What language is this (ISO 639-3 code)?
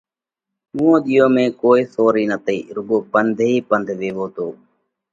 kvx